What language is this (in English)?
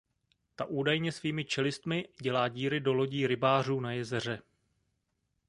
Czech